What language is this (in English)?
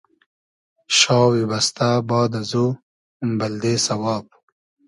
Hazaragi